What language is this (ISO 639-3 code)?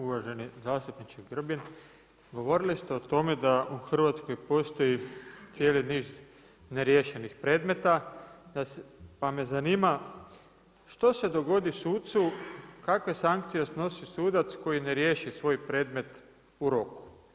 hrv